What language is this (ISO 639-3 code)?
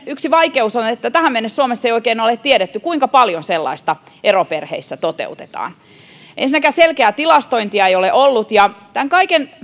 fin